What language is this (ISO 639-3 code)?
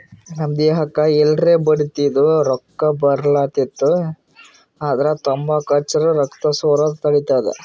kan